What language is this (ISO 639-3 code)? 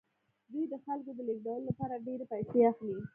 pus